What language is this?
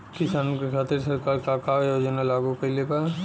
Bhojpuri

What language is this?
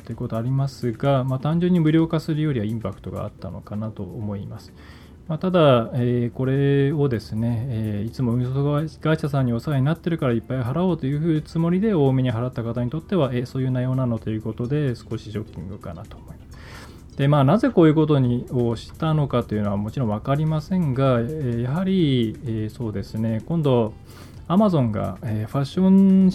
Japanese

